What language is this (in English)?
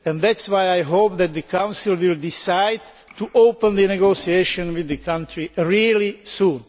English